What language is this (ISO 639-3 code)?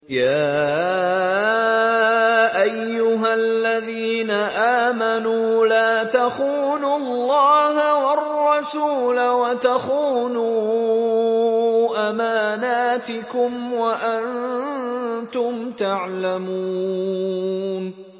ara